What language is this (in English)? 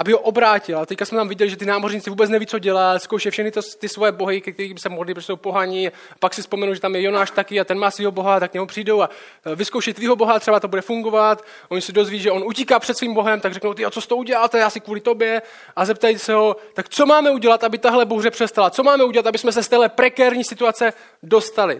Czech